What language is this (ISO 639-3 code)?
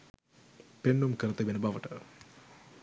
sin